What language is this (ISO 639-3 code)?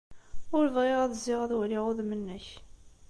kab